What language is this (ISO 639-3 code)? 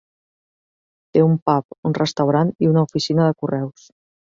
cat